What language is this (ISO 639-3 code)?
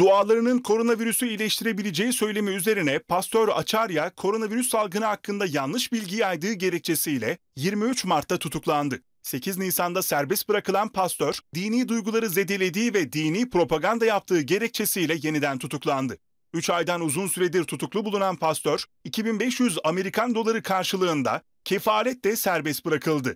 tur